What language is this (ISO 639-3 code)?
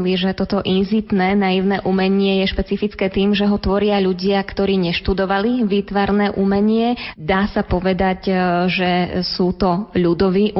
slk